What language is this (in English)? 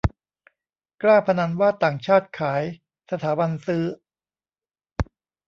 Thai